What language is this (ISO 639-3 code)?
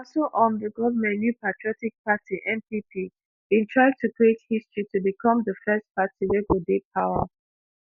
pcm